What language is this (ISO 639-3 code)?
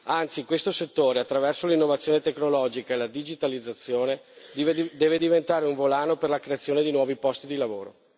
ita